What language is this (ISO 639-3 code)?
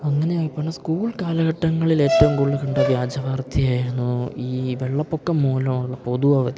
mal